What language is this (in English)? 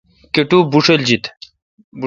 Kalkoti